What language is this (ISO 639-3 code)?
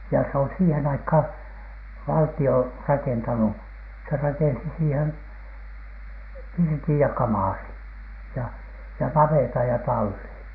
fin